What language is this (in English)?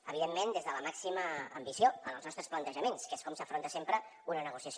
Catalan